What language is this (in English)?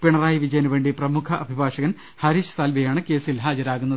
Malayalam